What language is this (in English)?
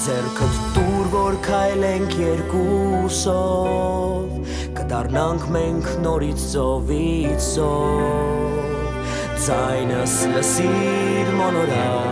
Armenian